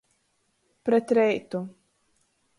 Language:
Latgalian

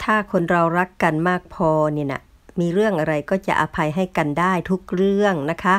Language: Thai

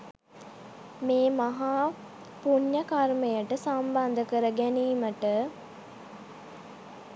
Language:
Sinhala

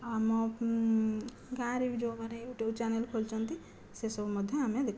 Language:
Odia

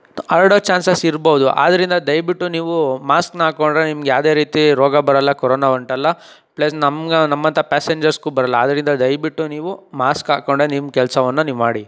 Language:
Kannada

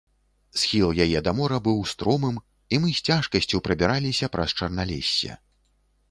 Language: Belarusian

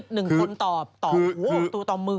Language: Thai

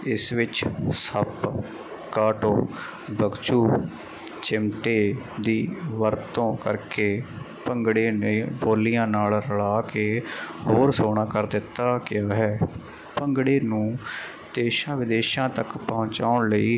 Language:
Punjabi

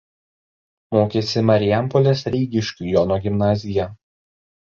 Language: Lithuanian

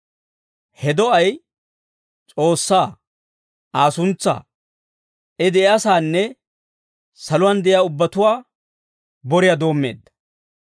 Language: Dawro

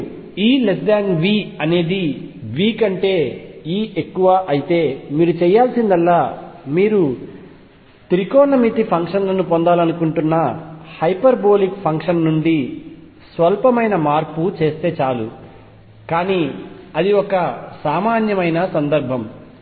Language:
Telugu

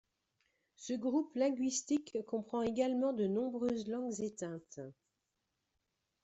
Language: French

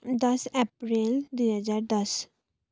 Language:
Nepali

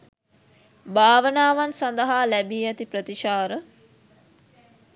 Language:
Sinhala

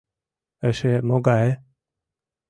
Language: Mari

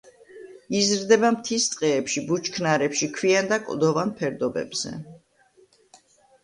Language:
Georgian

